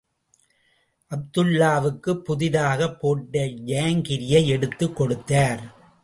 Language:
Tamil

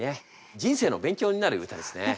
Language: Japanese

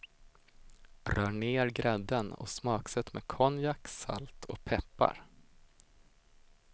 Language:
Swedish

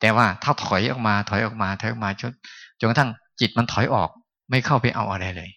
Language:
Thai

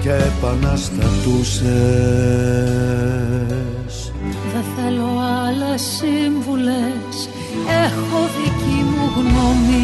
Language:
Greek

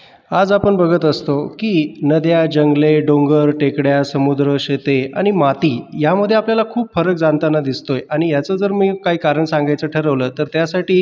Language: Marathi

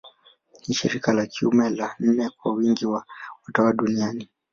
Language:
Swahili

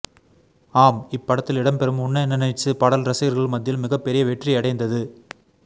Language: Tamil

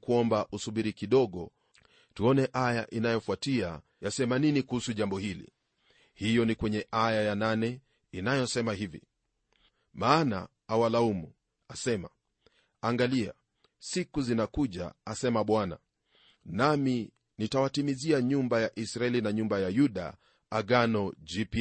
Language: Swahili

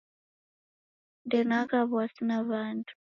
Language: Taita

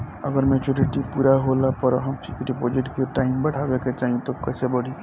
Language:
Bhojpuri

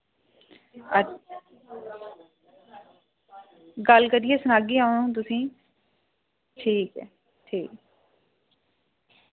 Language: Dogri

